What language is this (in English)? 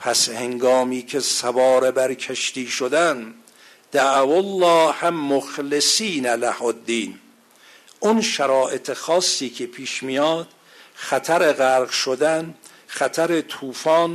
Persian